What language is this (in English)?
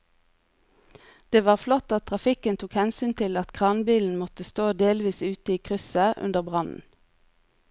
Norwegian